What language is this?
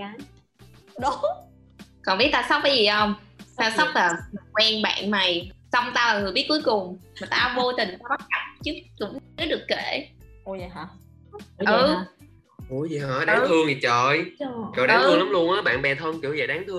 Vietnamese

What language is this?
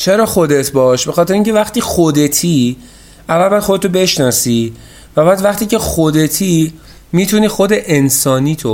Persian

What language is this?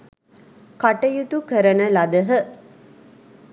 Sinhala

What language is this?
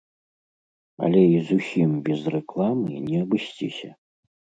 Belarusian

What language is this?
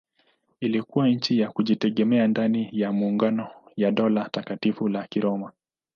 Swahili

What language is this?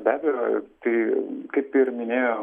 Lithuanian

